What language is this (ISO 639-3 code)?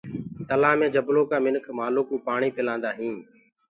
ggg